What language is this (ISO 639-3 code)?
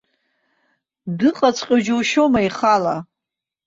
abk